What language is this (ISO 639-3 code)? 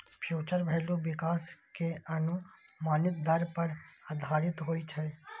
mai